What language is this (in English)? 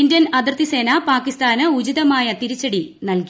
Malayalam